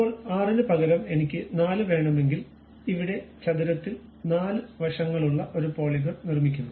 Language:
Malayalam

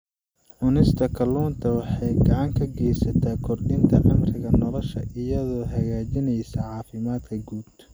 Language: Somali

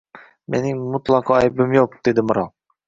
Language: Uzbek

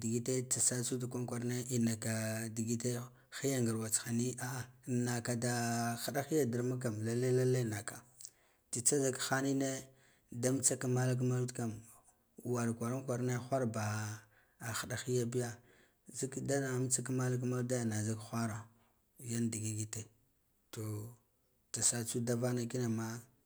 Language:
Guduf-Gava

